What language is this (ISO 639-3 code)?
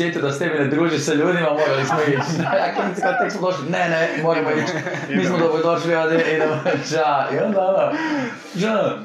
hrv